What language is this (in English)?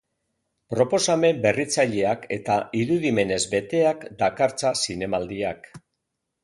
Basque